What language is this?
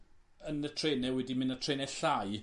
Welsh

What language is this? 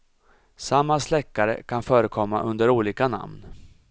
Swedish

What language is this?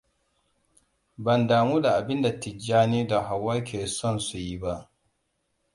Hausa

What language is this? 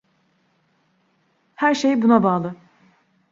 Turkish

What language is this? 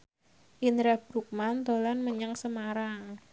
Javanese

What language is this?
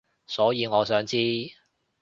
Cantonese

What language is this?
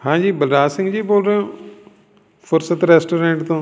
Punjabi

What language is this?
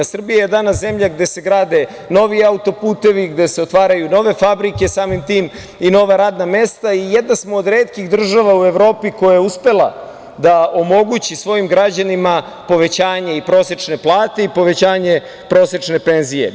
Serbian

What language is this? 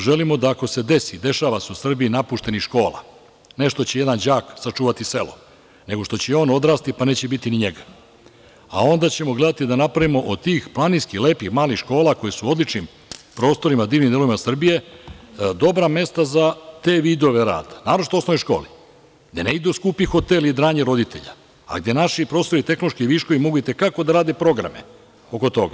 Serbian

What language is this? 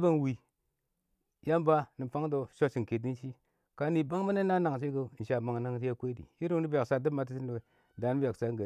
Awak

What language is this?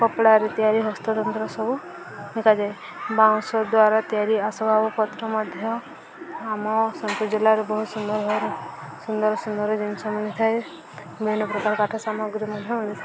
Odia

